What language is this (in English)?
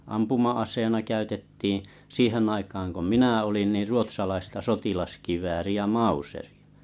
Finnish